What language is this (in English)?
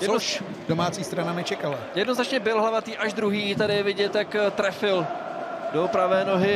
Czech